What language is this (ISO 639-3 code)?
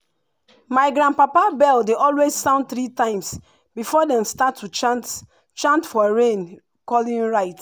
pcm